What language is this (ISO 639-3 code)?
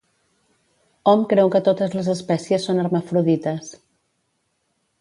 cat